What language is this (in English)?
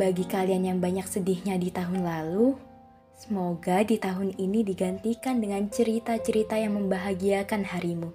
Indonesian